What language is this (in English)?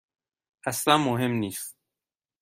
Persian